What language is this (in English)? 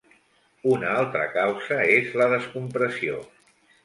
Catalan